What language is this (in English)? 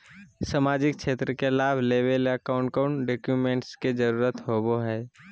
Magahi